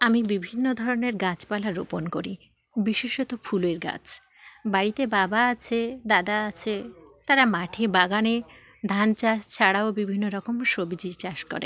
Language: Bangla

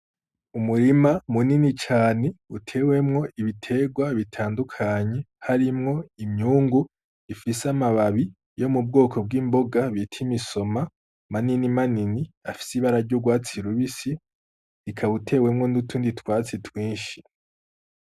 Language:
Rundi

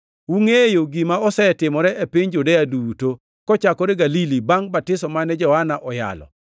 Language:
Luo (Kenya and Tanzania)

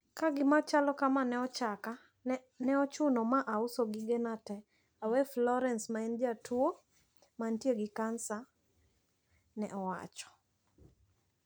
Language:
Luo (Kenya and Tanzania)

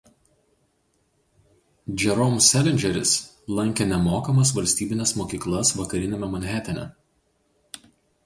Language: Lithuanian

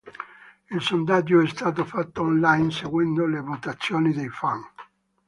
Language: Italian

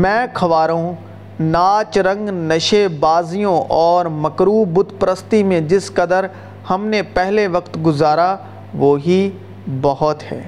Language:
Urdu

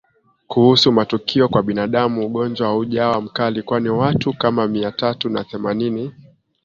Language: Swahili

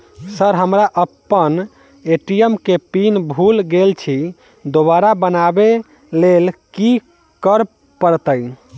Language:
Maithili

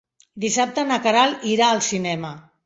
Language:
Catalan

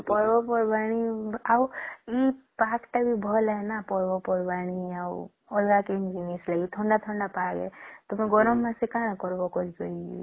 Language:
Odia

